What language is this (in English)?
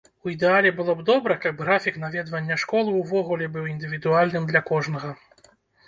Belarusian